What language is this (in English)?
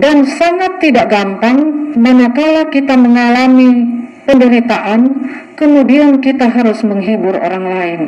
Indonesian